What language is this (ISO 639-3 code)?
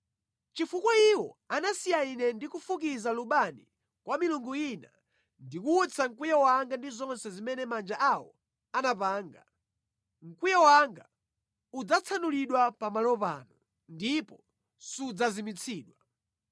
nya